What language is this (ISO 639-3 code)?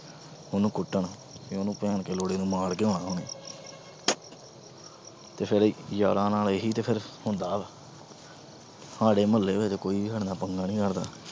pan